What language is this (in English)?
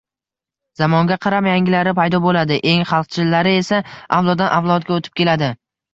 Uzbek